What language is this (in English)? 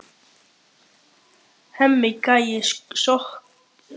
Icelandic